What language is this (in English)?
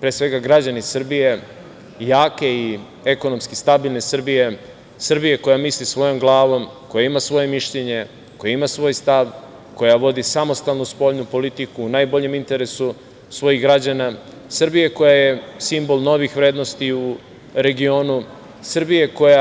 Serbian